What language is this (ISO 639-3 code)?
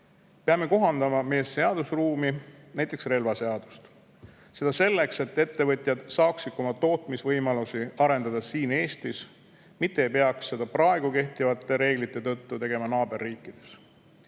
est